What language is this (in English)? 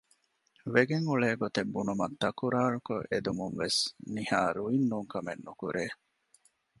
Divehi